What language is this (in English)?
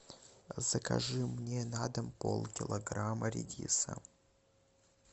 Russian